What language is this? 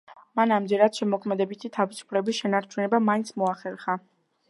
Georgian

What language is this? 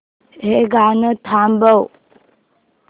Marathi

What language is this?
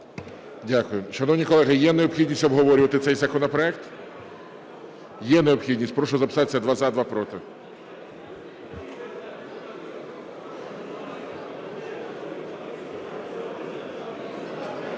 Ukrainian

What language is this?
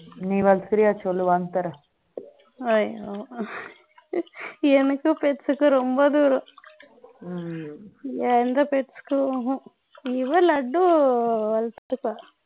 Tamil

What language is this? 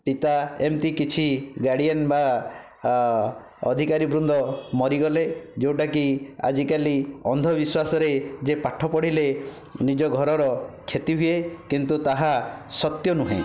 Odia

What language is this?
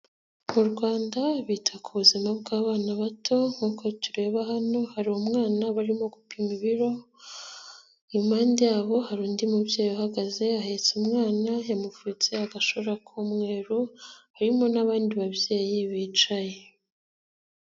Kinyarwanda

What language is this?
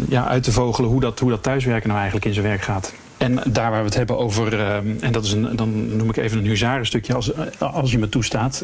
Dutch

